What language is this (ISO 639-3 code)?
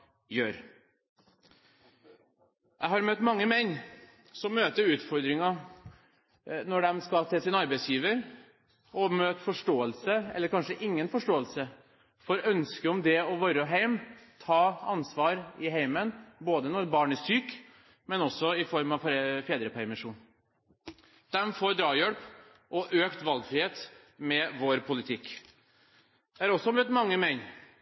nob